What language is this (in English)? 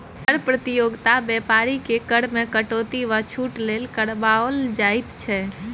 Maithili